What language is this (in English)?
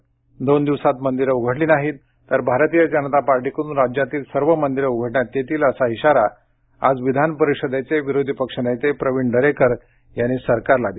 Marathi